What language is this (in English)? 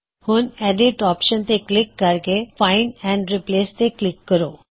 Punjabi